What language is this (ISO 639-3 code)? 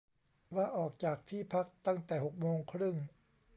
tha